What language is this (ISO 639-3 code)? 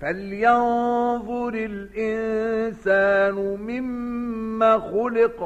ara